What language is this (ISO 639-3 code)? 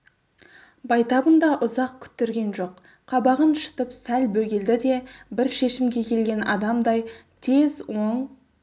kaz